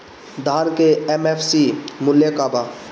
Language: Bhojpuri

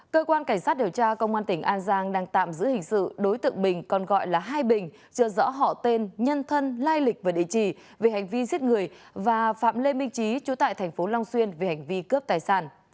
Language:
Vietnamese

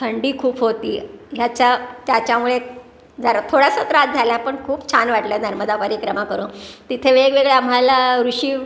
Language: Marathi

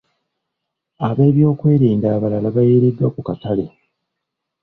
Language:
Ganda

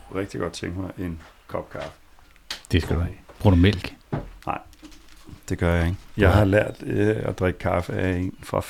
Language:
Danish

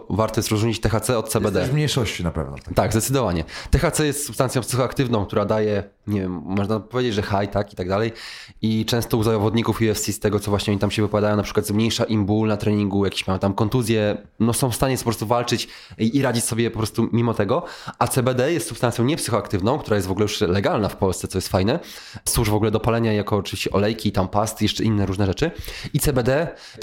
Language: Polish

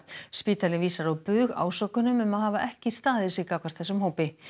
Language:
Icelandic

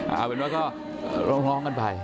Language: Thai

